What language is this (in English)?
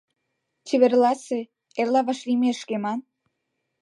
Mari